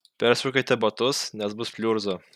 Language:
Lithuanian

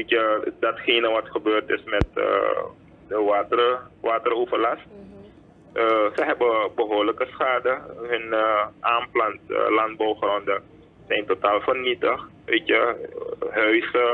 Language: Dutch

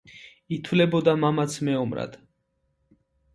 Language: Georgian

